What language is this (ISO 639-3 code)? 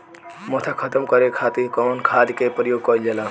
bho